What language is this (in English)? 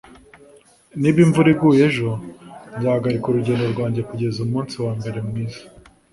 Kinyarwanda